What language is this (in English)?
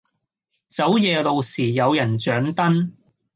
Cantonese